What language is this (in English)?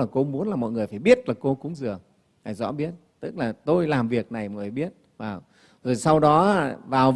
Vietnamese